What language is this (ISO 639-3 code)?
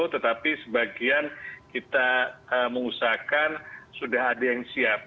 ind